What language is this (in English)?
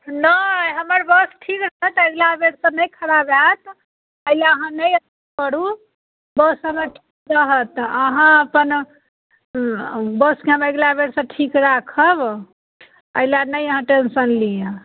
Maithili